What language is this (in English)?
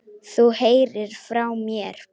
Icelandic